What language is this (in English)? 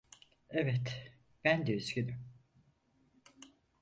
Turkish